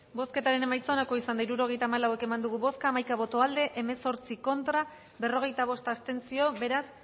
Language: Basque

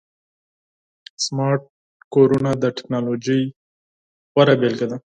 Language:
Pashto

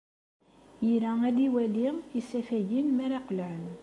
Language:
Kabyle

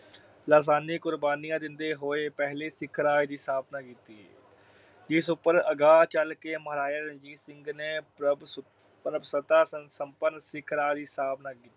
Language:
Punjabi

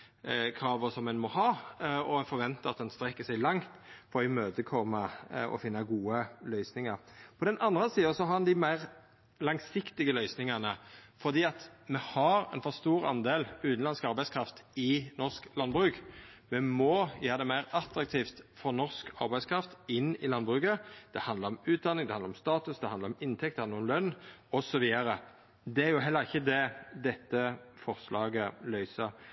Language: Norwegian Nynorsk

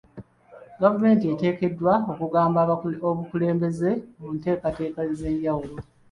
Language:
Ganda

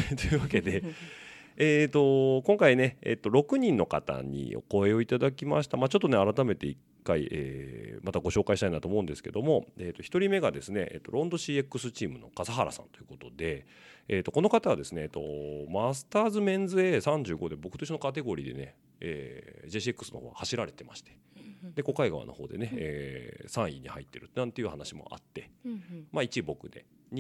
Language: Japanese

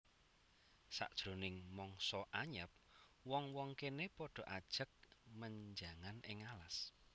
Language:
Javanese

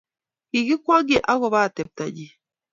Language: Kalenjin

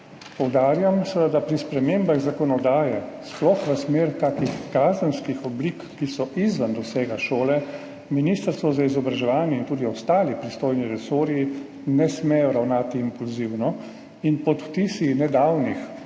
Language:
Slovenian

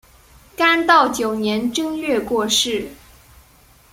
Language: Chinese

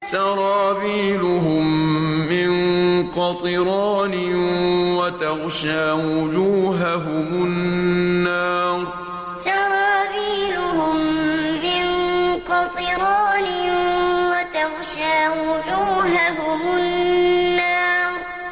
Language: Arabic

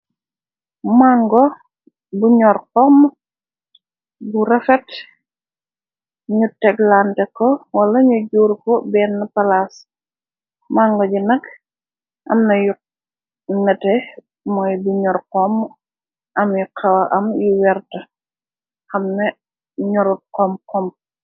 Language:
Wolof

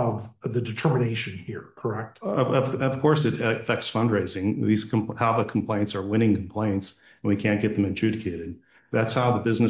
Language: English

